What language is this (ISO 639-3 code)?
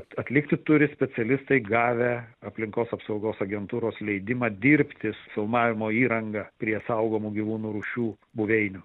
lit